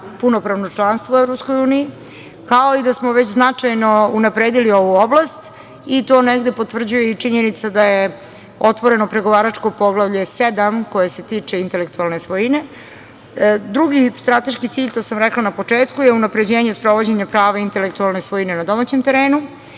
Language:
Serbian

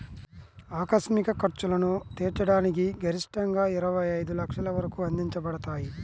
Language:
Telugu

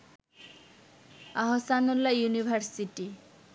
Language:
Bangla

